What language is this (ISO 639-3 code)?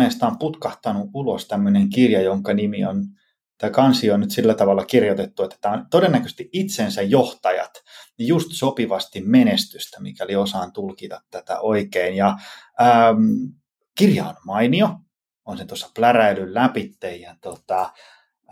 fin